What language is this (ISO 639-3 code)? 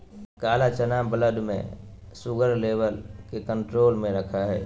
mag